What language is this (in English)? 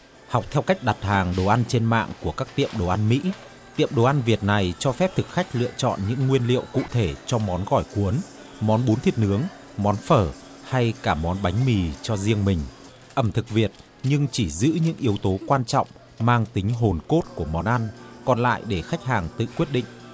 Vietnamese